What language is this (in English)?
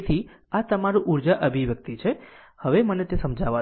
Gujarati